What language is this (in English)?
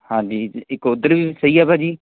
Punjabi